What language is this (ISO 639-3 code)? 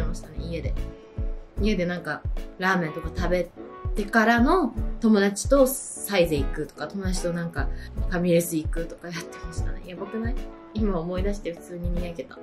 jpn